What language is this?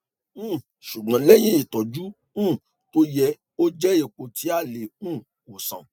Yoruba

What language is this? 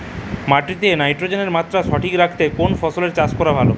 Bangla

